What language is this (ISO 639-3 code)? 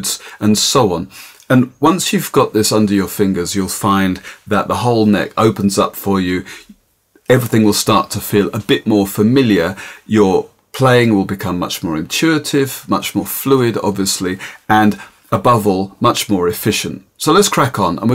eng